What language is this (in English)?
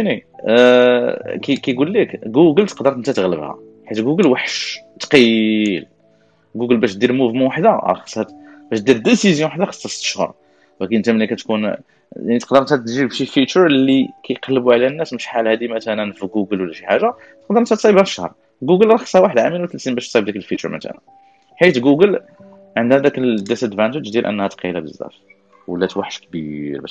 Arabic